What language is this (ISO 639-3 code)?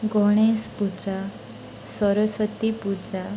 ori